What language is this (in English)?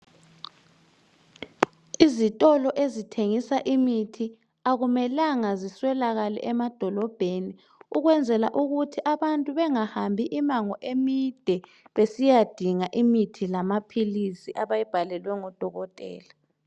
North Ndebele